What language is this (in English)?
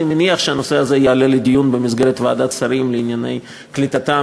Hebrew